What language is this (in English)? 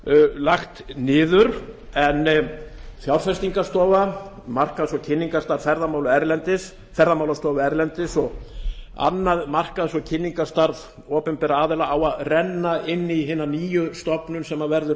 Icelandic